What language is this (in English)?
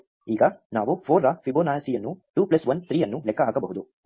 Kannada